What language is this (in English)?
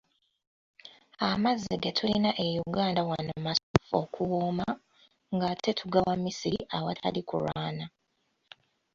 Ganda